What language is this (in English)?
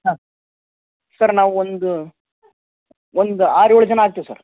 Kannada